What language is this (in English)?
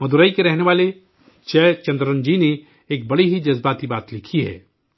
Urdu